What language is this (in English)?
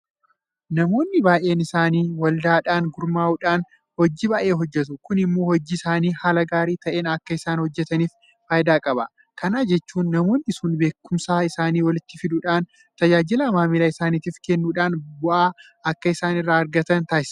Oromo